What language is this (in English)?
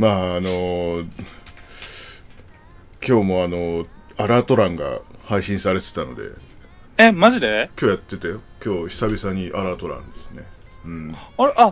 Japanese